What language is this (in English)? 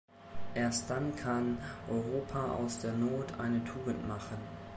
German